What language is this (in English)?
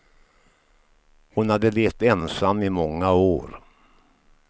Swedish